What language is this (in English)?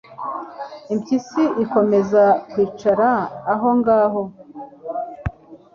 Kinyarwanda